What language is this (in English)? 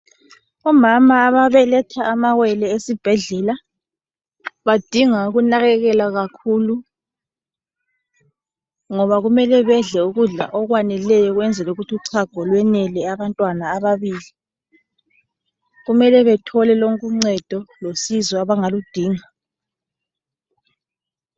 North Ndebele